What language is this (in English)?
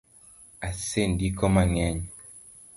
Luo (Kenya and Tanzania)